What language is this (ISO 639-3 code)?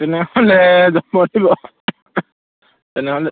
asm